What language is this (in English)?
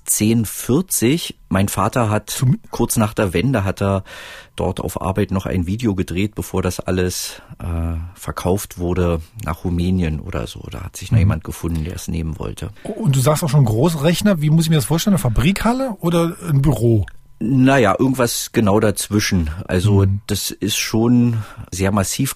German